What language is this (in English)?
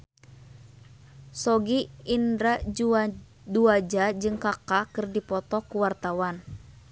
Sundanese